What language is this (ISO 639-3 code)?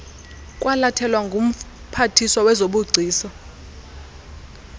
xho